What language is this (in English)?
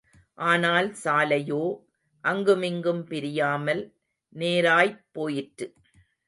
Tamil